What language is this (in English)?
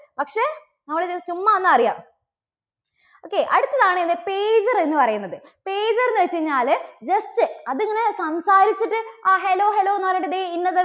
Malayalam